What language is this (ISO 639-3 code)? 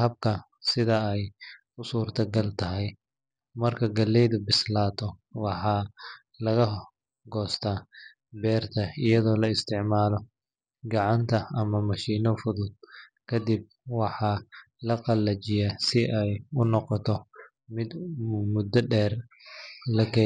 som